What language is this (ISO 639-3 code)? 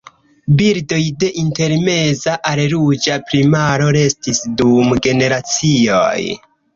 epo